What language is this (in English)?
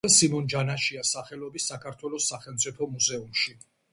Georgian